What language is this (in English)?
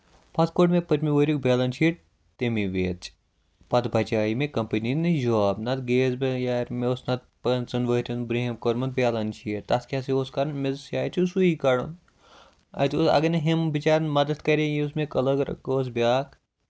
Kashmiri